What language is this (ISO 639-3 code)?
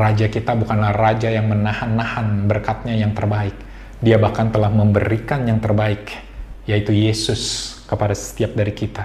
ind